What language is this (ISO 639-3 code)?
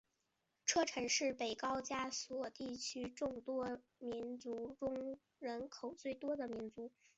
zho